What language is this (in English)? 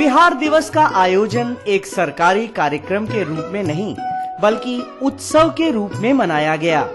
Hindi